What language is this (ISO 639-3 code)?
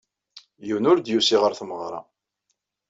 kab